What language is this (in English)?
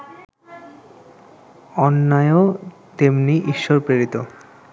Bangla